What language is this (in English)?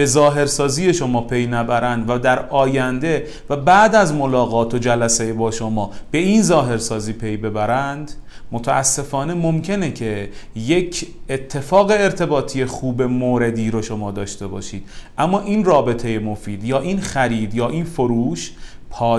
Persian